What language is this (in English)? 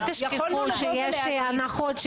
Hebrew